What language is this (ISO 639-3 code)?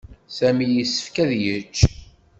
kab